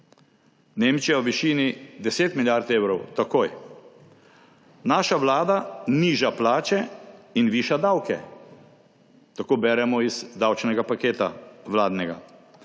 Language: Slovenian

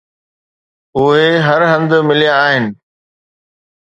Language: Sindhi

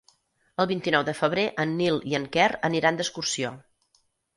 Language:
Catalan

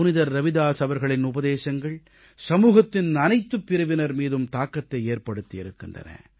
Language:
Tamil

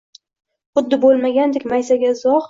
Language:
Uzbek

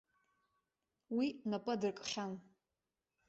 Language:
Abkhazian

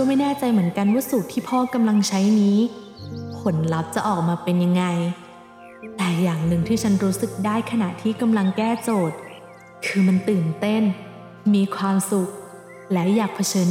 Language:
Thai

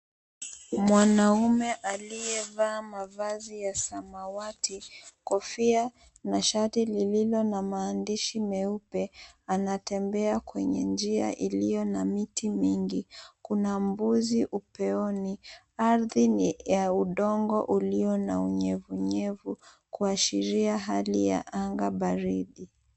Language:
Swahili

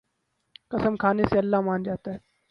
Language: Urdu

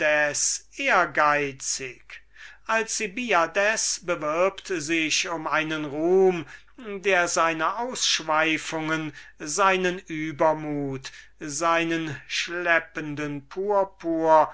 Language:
German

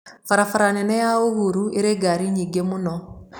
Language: Kikuyu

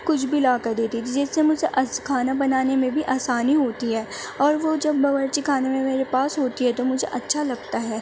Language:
Urdu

